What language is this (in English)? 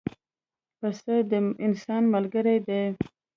Pashto